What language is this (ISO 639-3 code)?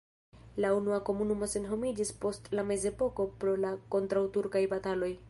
epo